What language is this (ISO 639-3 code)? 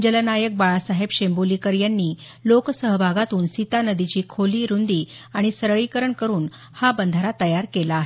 mar